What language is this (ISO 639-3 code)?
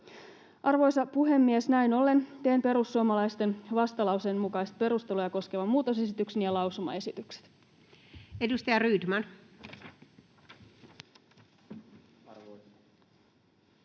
fin